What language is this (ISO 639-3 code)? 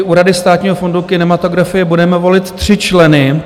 ces